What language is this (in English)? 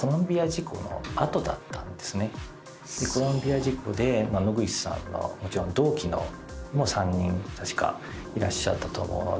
Japanese